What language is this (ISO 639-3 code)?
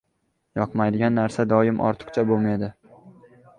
uzb